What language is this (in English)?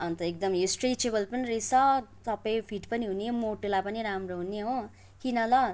Nepali